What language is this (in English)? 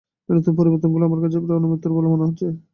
Bangla